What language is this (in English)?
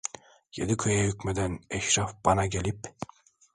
Turkish